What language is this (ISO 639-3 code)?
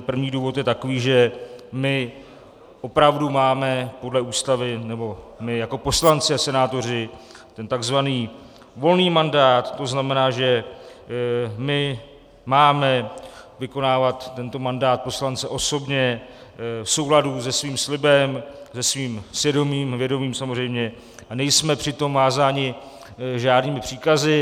ces